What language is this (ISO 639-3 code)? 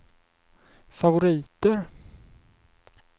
swe